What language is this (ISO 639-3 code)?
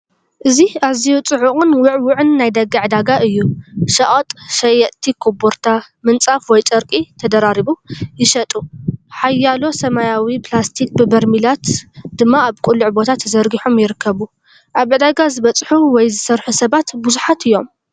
tir